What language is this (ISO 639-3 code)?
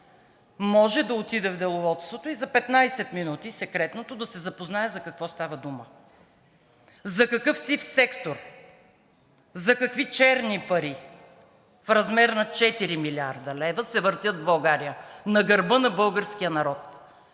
bul